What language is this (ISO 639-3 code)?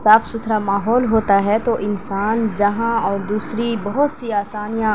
urd